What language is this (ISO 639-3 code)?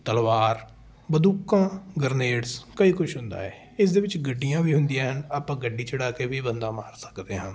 pan